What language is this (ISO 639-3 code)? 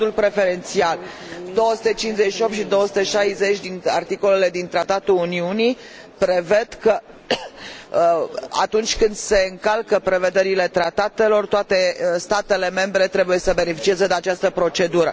ron